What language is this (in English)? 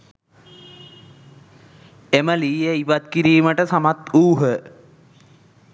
Sinhala